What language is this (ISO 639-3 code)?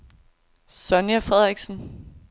dan